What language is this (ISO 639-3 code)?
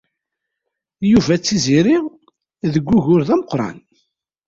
kab